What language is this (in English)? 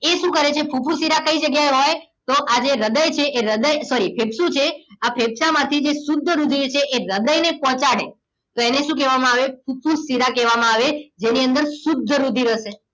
Gujarati